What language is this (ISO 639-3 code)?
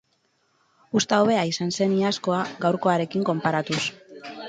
eus